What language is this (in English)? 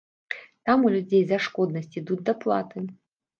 Belarusian